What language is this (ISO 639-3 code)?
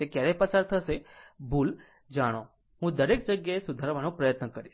guj